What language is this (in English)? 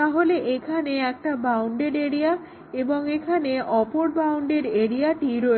Bangla